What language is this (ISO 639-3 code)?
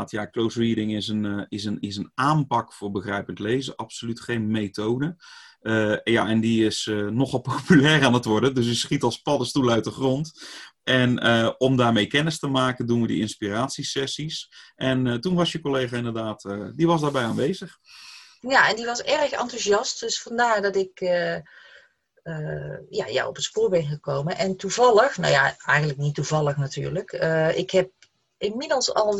nld